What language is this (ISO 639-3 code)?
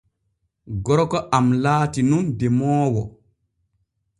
fue